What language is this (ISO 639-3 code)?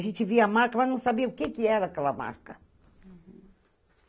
por